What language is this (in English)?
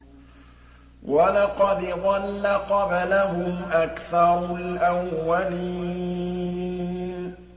Arabic